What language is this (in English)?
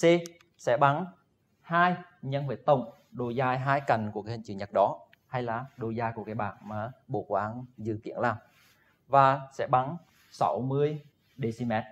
Vietnamese